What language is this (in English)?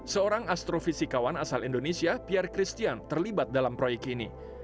Indonesian